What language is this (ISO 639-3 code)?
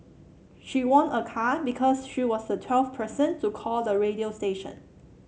eng